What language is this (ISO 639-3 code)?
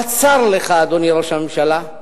heb